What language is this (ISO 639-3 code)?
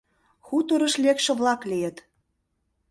chm